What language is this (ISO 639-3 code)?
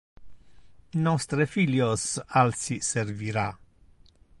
ina